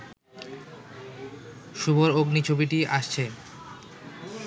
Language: Bangla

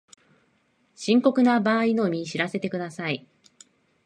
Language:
Japanese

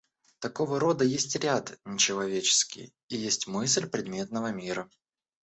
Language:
Russian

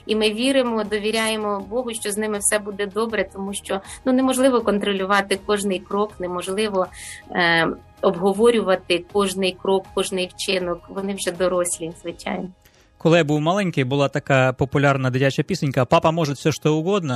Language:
Ukrainian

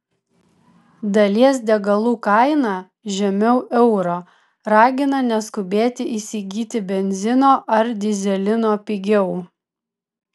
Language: Lithuanian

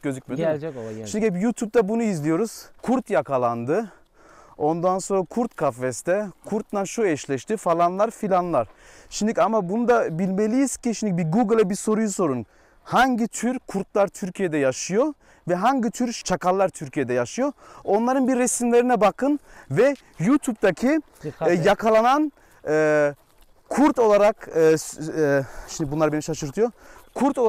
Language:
Turkish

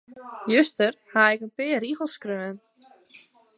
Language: Western Frisian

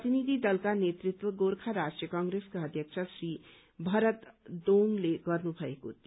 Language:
Nepali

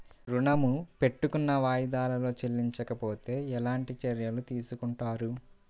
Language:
Telugu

